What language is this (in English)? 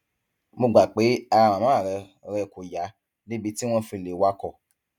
Yoruba